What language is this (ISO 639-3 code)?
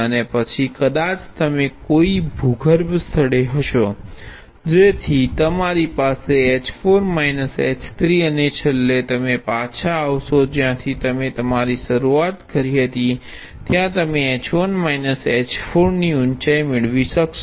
guj